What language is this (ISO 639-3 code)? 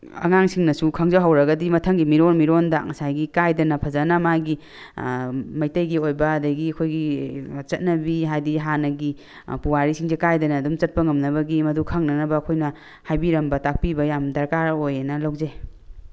mni